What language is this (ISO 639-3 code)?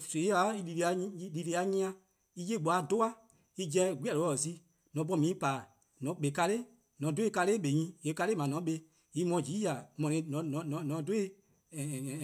kqo